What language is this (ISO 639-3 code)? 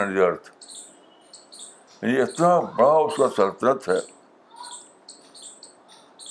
urd